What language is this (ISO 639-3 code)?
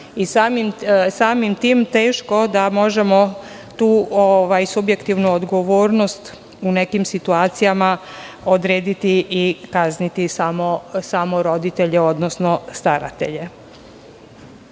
srp